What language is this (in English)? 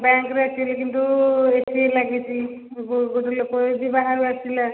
Odia